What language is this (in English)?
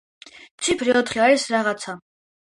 Georgian